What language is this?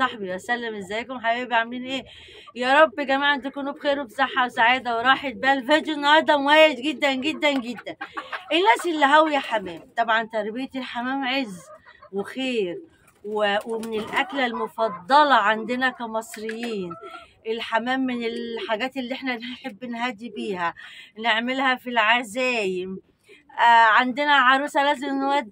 Arabic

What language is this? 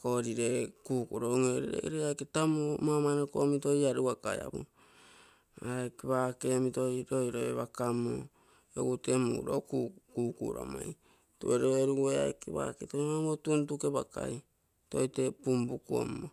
Terei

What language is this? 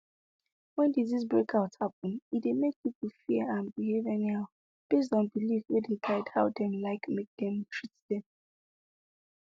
Nigerian Pidgin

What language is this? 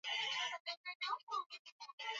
Swahili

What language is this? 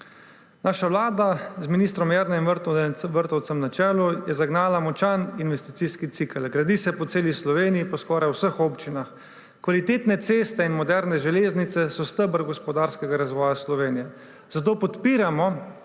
Slovenian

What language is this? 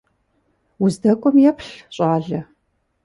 Kabardian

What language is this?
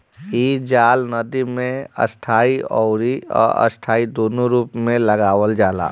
Bhojpuri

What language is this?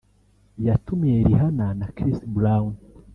Kinyarwanda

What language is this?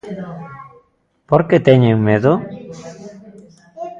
Galician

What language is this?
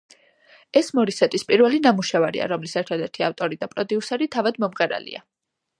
Georgian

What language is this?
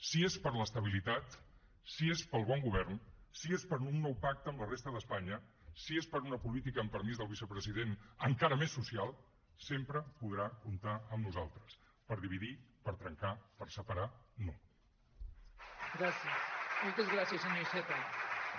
Catalan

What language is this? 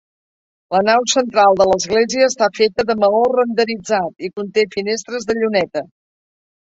Catalan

